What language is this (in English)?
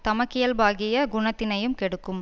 Tamil